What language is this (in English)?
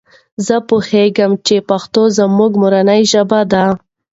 Pashto